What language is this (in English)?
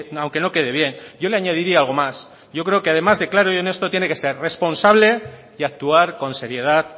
Spanish